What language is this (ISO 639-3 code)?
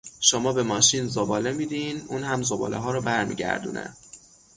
fas